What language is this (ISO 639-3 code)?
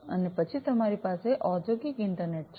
guj